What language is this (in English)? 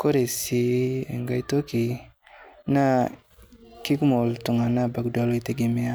Masai